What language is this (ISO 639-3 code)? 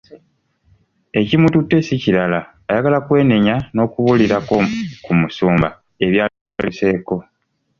lug